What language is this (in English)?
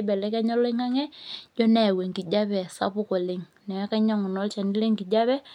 Masai